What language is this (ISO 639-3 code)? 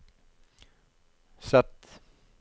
nor